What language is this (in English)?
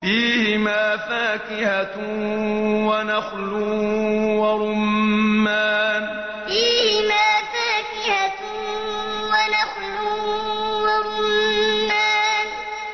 Arabic